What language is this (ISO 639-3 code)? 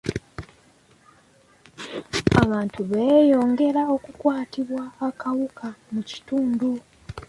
lug